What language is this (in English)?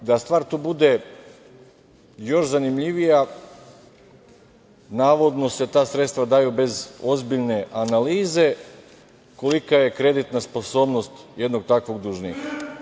Serbian